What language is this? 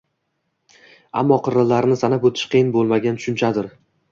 Uzbek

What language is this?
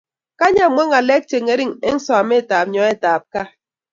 Kalenjin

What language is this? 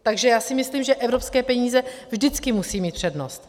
Czech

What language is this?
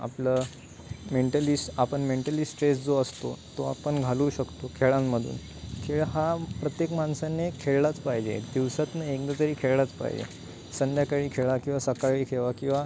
Marathi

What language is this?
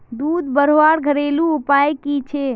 Magahi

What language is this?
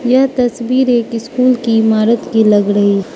Hindi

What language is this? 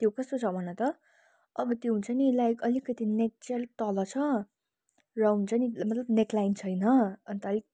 Nepali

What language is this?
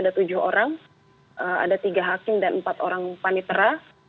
Indonesian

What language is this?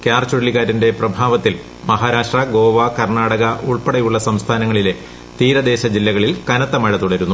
Malayalam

